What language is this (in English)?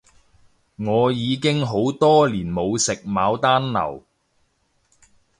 Cantonese